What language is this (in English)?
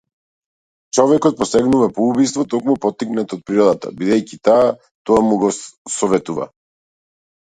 Macedonian